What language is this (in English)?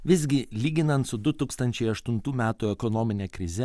Lithuanian